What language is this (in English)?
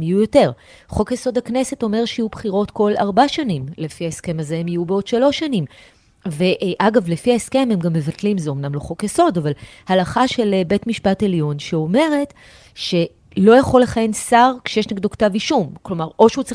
Hebrew